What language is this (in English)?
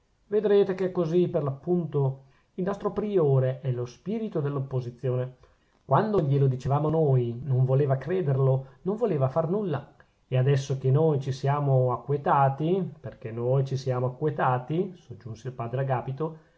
Italian